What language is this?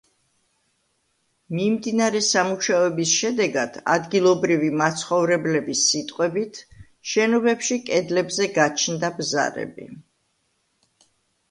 Georgian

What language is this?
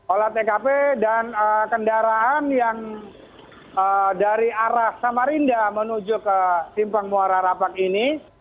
Indonesian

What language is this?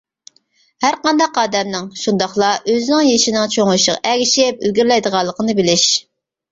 Uyghur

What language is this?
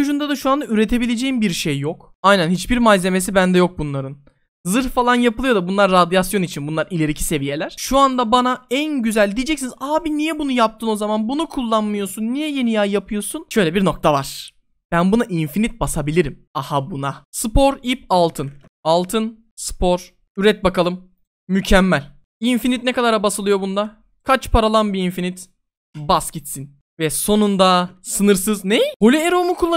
Turkish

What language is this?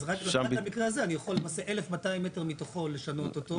Hebrew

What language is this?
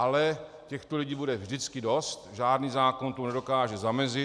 Czech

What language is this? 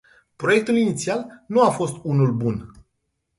Romanian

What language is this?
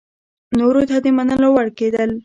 Pashto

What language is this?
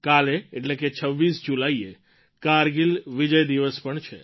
Gujarati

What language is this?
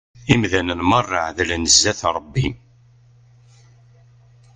Kabyle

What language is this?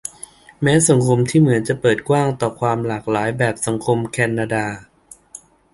Thai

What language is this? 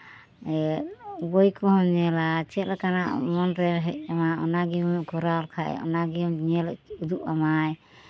Santali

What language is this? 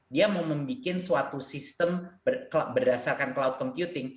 Indonesian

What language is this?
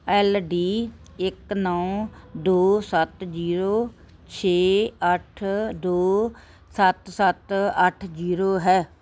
Punjabi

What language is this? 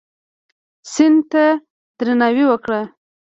Pashto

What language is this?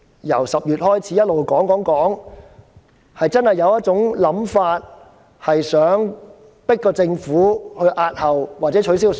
Cantonese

